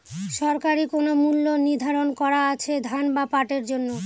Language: Bangla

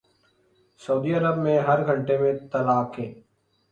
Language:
Urdu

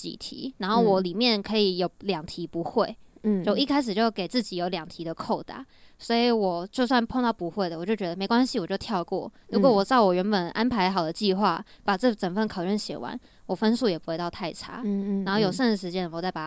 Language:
Chinese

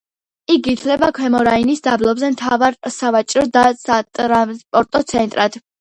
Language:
Georgian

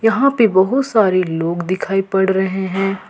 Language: Hindi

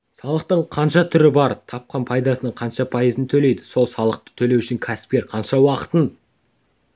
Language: Kazakh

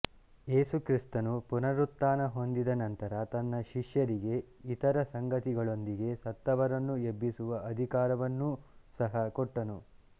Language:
Kannada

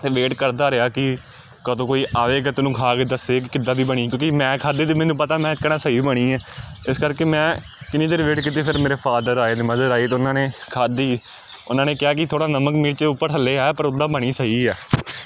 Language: Punjabi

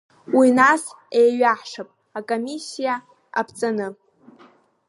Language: Abkhazian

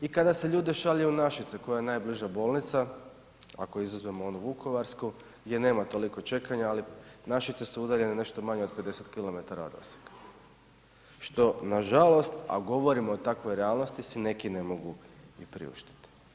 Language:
Croatian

